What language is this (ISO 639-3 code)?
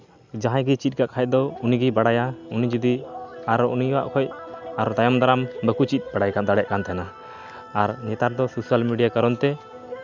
sat